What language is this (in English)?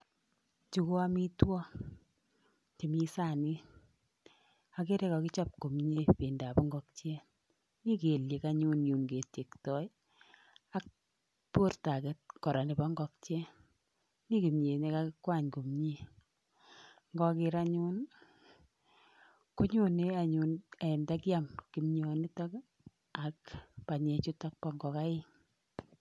Kalenjin